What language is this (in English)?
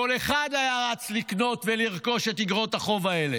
Hebrew